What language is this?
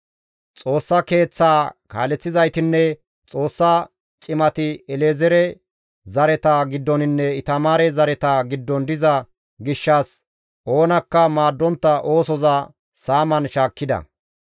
Gamo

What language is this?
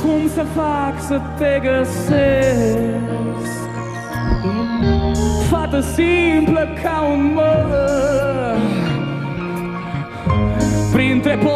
Romanian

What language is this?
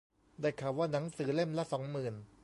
Thai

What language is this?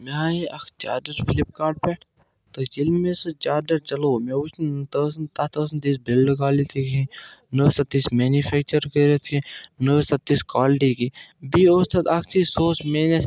Kashmiri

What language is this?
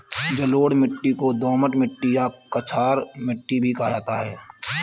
Hindi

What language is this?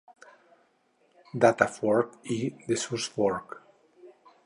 Catalan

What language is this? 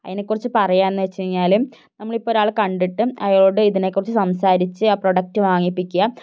Malayalam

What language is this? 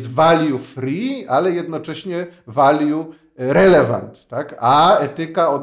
Polish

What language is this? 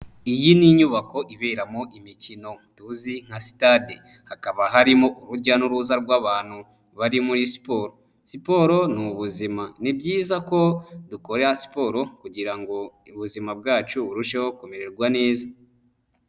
Kinyarwanda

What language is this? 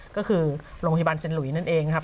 Thai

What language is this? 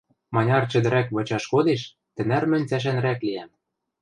Western Mari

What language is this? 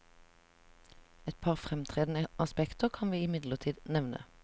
Norwegian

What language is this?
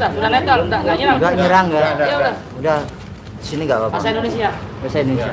Indonesian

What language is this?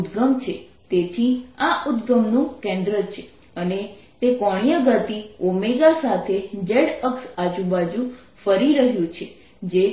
Gujarati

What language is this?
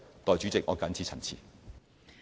Cantonese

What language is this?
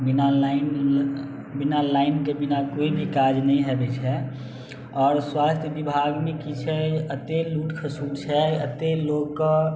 Maithili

